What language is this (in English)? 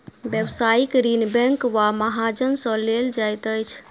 Maithili